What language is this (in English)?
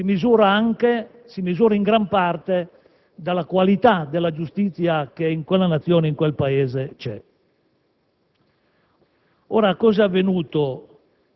Italian